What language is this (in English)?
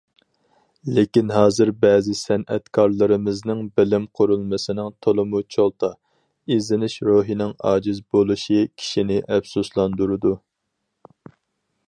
Uyghur